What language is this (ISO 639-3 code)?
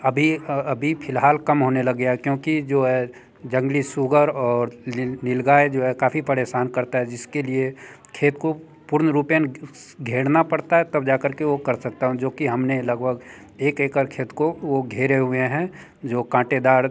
hin